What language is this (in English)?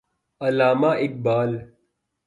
Urdu